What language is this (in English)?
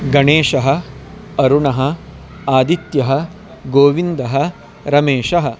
Sanskrit